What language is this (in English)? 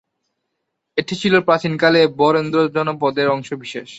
Bangla